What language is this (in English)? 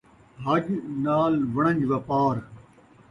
Saraiki